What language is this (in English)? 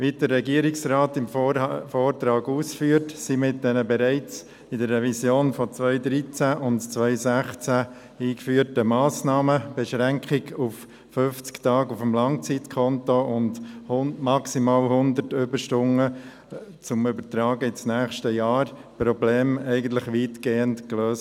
Swiss German